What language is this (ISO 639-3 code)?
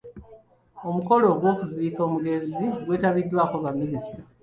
lug